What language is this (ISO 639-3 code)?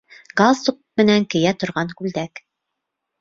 bak